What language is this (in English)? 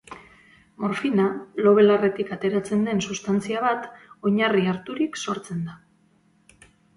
Basque